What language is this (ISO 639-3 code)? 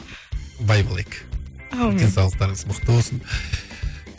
kaz